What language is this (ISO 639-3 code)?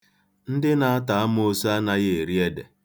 ibo